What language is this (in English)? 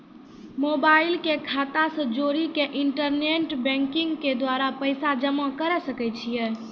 Maithili